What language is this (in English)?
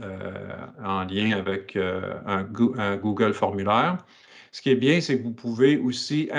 French